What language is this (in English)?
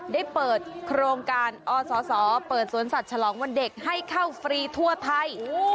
Thai